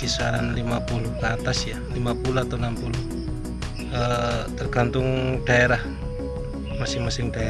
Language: Indonesian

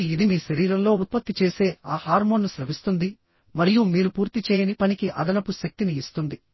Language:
Telugu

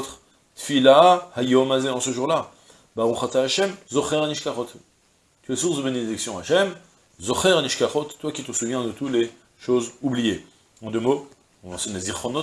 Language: French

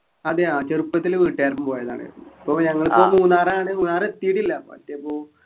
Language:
Malayalam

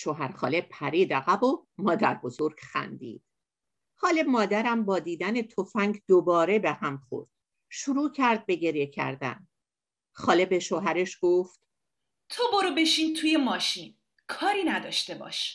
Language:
Persian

